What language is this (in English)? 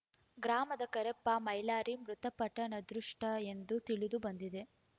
Kannada